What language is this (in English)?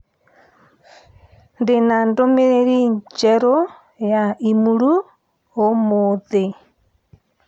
Kikuyu